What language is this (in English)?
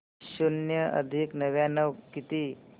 Marathi